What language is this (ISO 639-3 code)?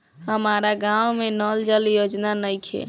bho